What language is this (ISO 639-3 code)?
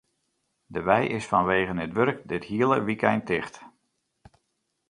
fry